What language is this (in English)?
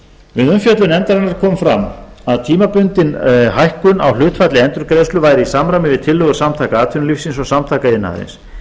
Icelandic